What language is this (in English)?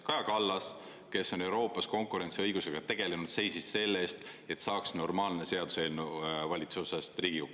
Estonian